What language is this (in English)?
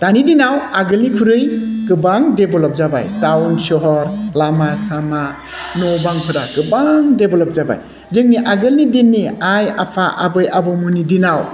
Bodo